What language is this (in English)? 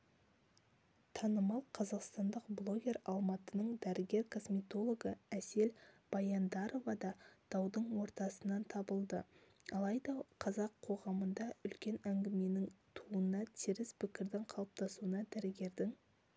Kazakh